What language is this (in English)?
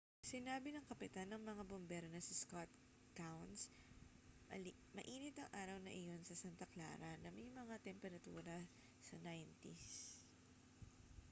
Filipino